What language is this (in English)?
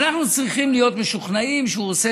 Hebrew